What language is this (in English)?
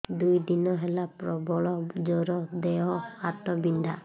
Odia